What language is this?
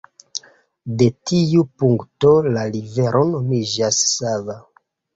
Esperanto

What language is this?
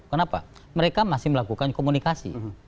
Indonesian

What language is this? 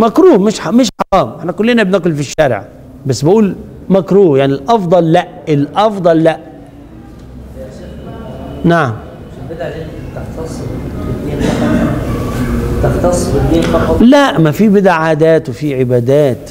Arabic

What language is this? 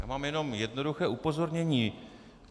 Czech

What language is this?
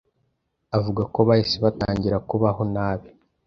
Kinyarwanda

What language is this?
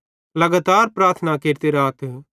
Bhadrawahi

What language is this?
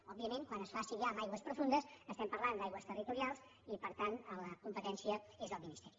Catalan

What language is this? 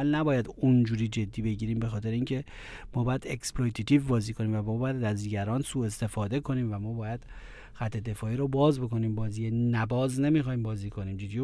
Persian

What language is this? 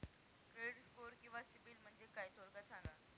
Marathi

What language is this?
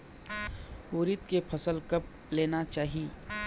Chhattisgarhi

